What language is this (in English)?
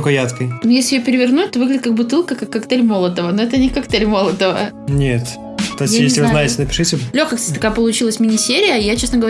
Russian